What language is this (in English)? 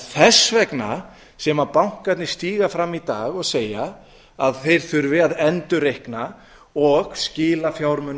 Icelandic